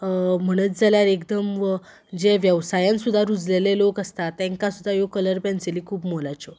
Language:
Konkani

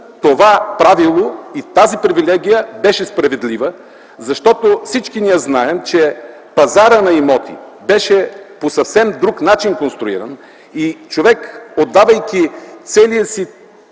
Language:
Bulgarian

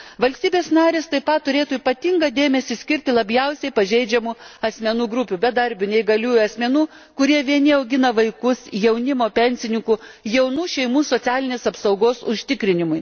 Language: Lithuanian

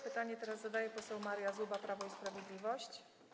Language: Polish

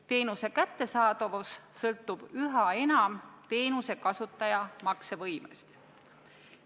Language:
Estonian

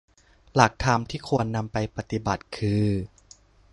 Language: Thai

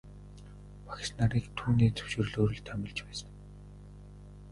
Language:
Mongolian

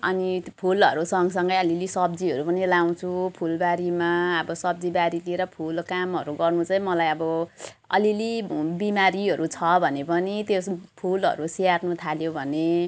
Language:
Nepali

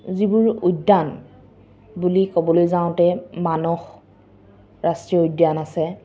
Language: Assamese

